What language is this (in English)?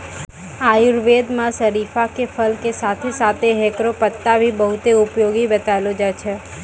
Maithili